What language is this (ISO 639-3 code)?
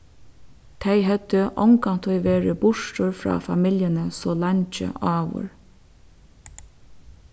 fao